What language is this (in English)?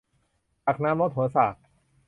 Thai